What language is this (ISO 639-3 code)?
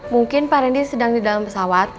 ind